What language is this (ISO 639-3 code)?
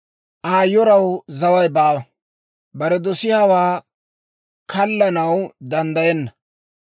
dwr